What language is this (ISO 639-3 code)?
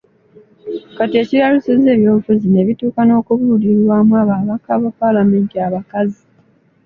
lug